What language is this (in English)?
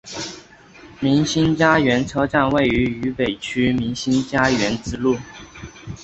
Chinese